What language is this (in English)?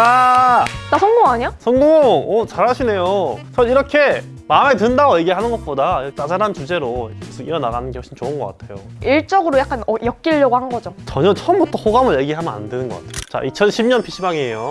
Korean